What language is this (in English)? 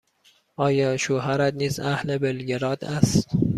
Persian